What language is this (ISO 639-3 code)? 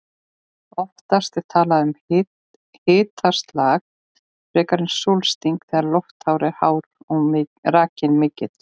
isl